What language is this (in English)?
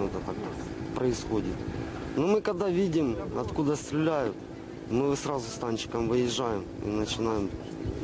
Russian